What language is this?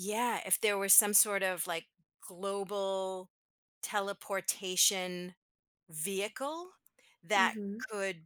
English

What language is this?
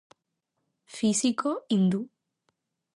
Galician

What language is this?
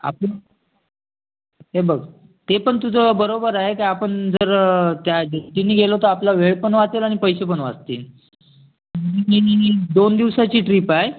Marathi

